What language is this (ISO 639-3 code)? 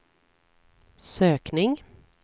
swe